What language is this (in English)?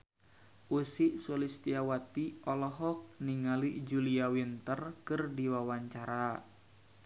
Sundanese